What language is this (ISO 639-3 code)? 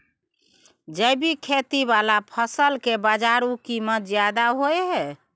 mai